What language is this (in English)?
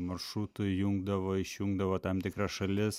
Lithuanian